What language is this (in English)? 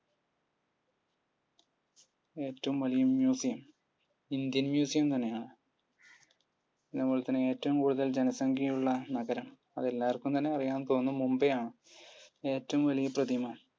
Malayalam